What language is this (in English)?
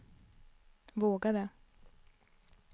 Swedish